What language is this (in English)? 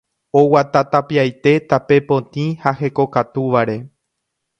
Guarani